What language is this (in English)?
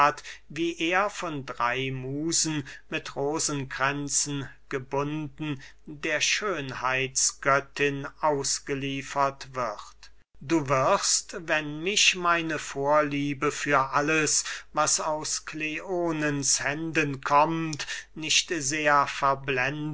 German